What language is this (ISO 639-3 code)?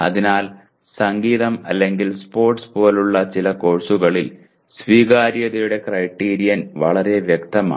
mal